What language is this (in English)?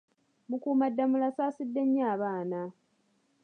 Ganda